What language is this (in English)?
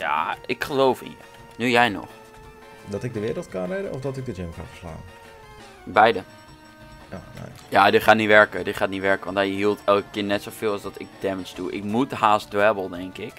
Dutch